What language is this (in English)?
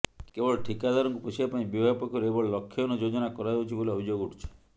Odia